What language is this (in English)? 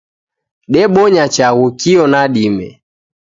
Taita